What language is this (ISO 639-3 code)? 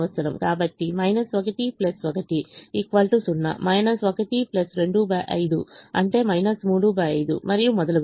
tel